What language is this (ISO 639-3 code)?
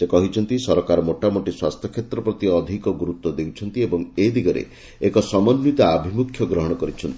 ori